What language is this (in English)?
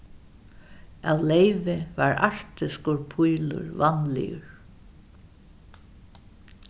Faroese